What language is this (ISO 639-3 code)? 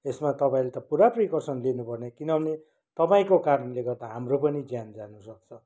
nep